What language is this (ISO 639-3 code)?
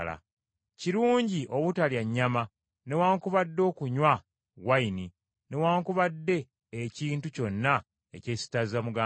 lug